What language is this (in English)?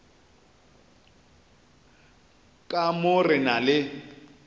Northern Sotho